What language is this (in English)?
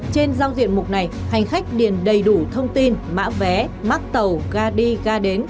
Vietnamese